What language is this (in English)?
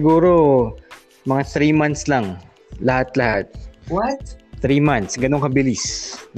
Filipino